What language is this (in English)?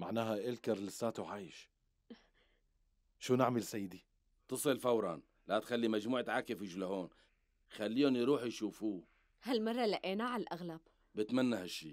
Arabic